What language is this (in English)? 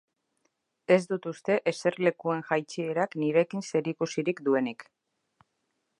Basque